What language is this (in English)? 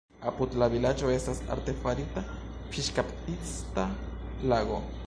Esperanto